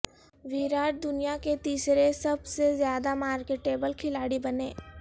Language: Urdu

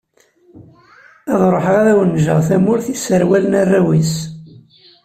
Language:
Kabyle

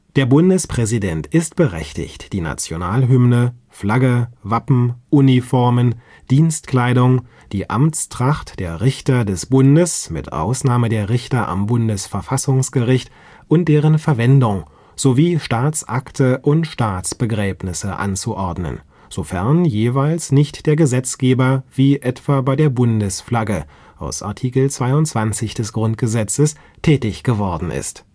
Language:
German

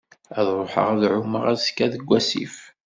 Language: Kabyle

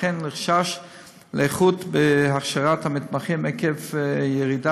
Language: Hebrew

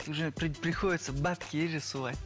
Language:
Kazakh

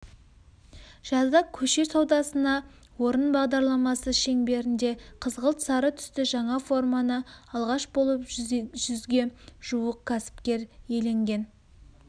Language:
Kazakh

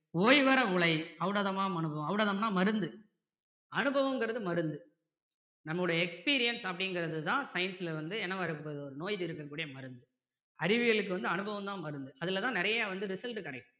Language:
Tamil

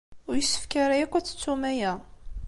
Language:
Kabyle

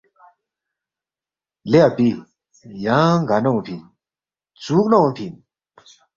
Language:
Balti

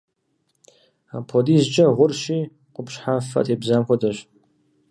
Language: Kabardian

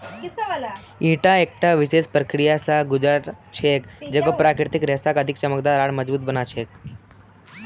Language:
Magahi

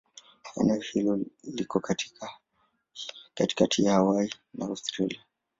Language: Swahili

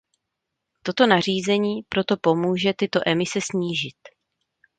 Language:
Czech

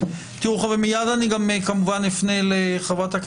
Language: Hebrew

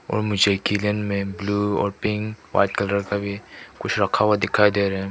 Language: Hindi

